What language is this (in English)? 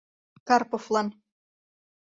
Mari